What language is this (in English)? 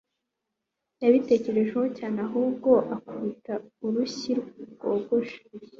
Kinyarwanda